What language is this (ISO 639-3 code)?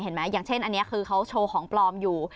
tha